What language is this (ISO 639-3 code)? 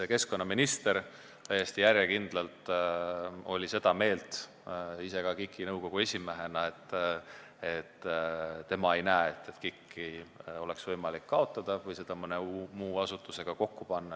est